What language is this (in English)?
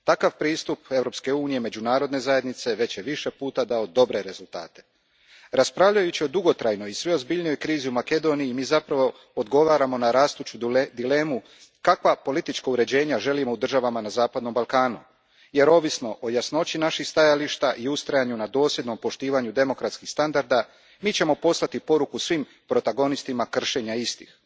Croatian